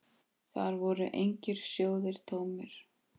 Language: Icelandic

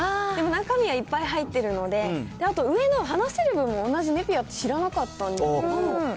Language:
Japanese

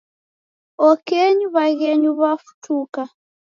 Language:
Taita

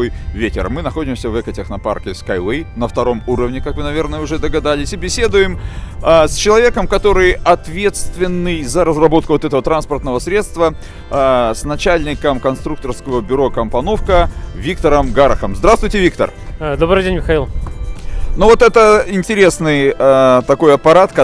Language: Russian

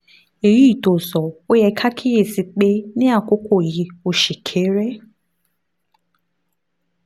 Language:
Yoruba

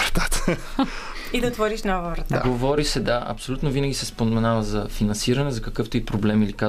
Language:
Bulgarian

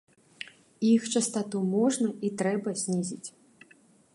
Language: Belarusian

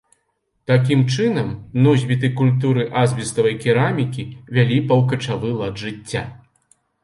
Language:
Belarusian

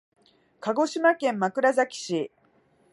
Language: Japanese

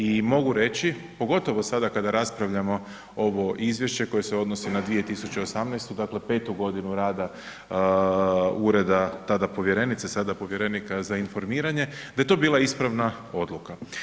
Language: Croatian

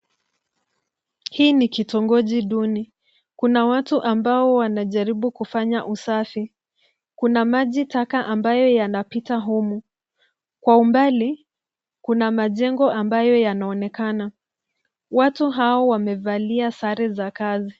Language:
Swahili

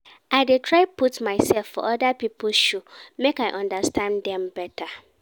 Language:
Nigerian Pidgin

